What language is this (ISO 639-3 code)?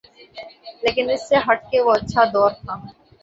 urd